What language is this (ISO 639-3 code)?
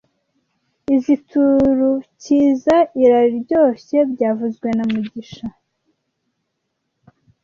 kin